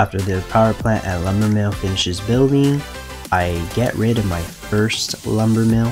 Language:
English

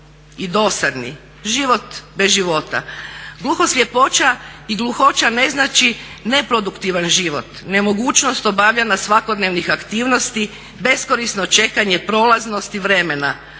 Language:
Croatian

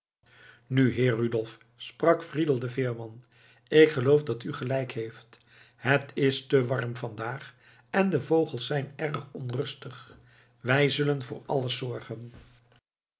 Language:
Dutch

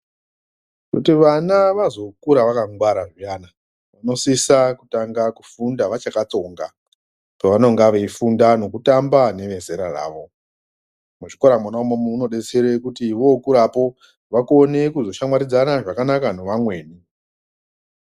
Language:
Ndau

